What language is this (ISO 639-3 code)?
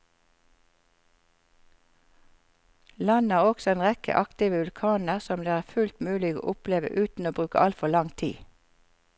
nor